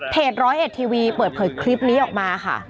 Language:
Thai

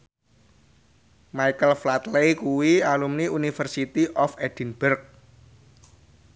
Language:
Javanese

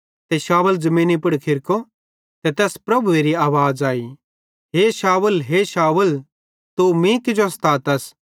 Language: Bhadrawahi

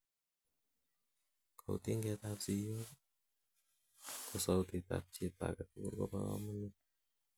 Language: Kalenjin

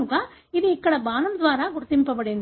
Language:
Telugu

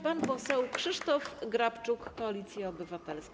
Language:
Polish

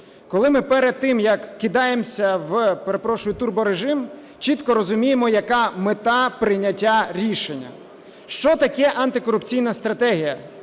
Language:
Ukrainian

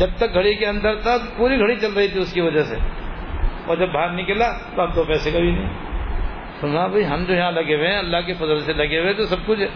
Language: Urdu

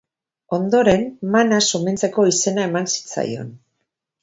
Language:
Basque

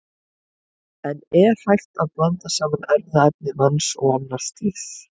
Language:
Icelandic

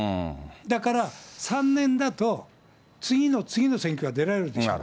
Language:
Japanese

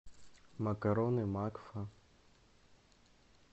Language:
Russian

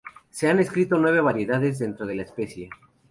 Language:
Spanish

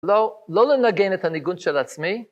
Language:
Hebrew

